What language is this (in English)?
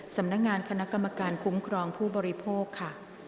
Thai